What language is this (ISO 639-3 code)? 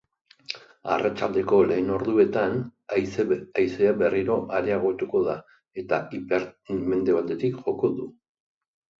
eus